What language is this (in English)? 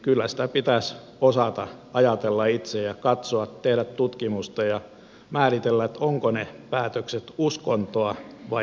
Finnish